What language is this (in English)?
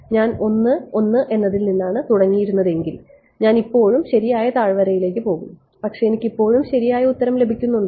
Malayalam